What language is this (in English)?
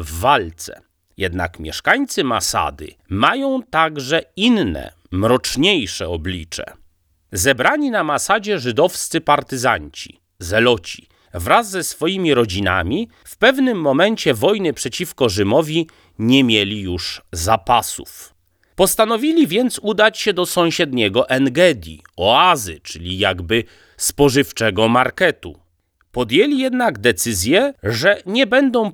Polish